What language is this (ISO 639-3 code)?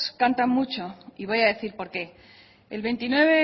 spa